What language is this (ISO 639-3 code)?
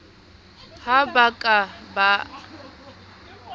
sot